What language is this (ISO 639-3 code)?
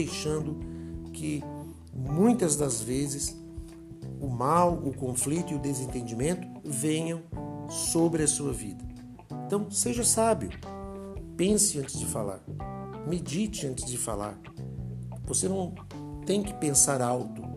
por